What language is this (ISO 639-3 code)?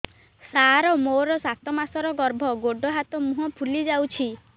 ori